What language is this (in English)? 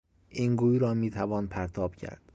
Persian